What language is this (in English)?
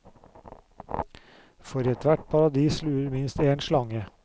Norwegian